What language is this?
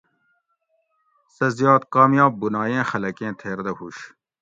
Gawri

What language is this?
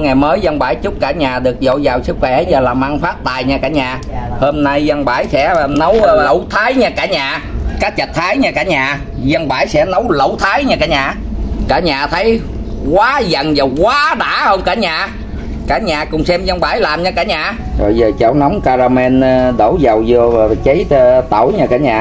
Vietnamese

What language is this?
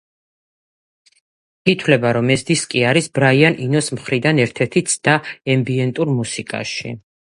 Georgian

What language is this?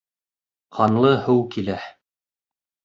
Bashkir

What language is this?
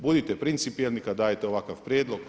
Croatian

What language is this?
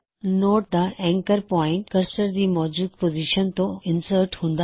Punjabi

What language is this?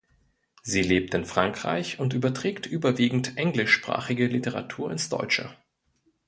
German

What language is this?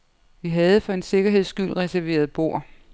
Danish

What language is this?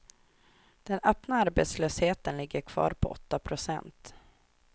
Swedish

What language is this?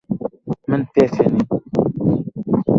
Central Kurdish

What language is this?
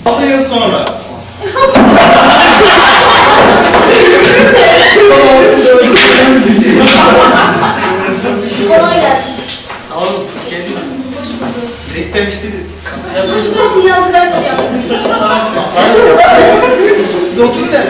Turkish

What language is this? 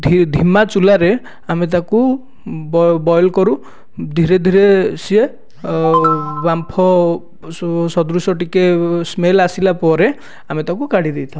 Odia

